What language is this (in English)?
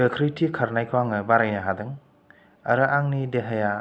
Bodo